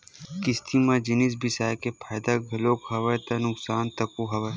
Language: Chhattisgarhi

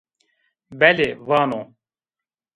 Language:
Zaza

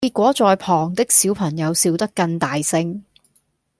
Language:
Cantonese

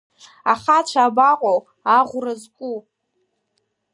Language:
Abkhazian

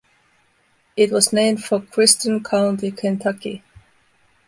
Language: English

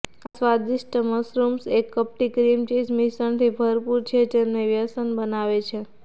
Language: Gujarati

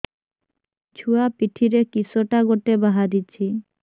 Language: Odia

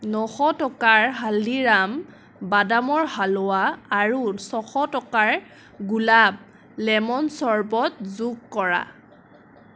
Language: Assamese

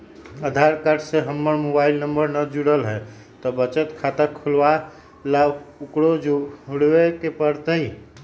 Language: Magahi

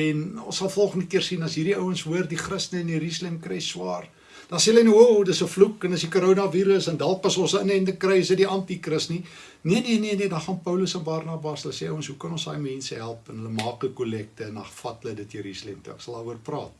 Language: Dutch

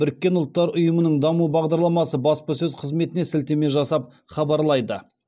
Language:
Kazakh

